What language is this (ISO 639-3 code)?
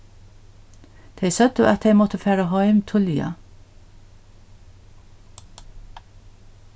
fao